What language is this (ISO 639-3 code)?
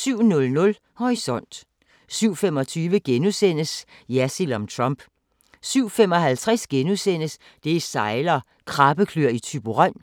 dan